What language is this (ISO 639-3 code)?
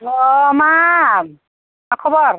brx